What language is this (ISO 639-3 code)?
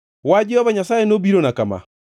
luo